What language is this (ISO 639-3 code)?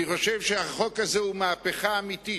heb